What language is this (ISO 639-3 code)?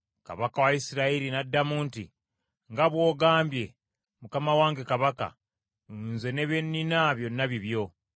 lug